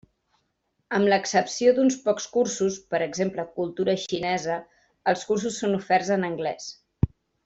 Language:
Catalan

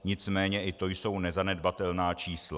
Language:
Czech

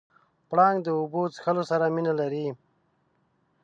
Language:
Pashto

